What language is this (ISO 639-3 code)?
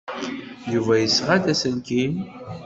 kab